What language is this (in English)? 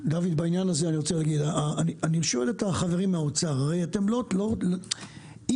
Hebrew